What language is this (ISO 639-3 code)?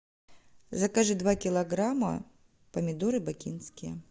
rus